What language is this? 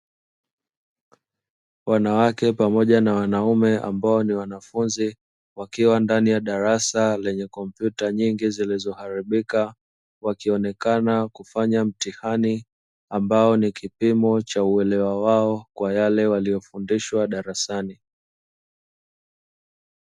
Swahili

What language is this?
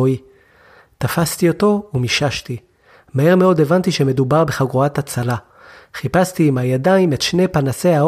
Hebrew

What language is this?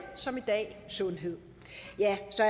Danish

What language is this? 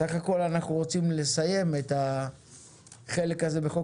Hebrew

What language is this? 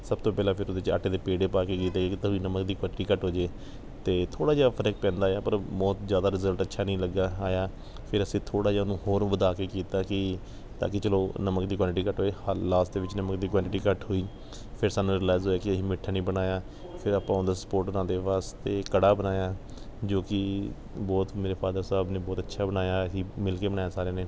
Punjabi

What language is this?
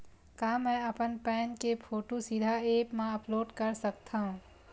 Chhattisgarhi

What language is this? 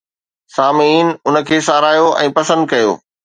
Sindhi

